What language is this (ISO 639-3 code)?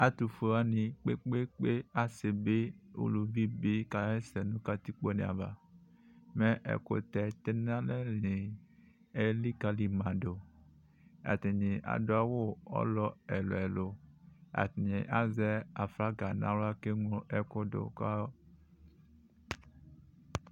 kpo